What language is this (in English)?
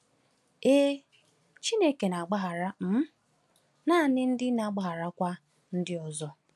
Igbo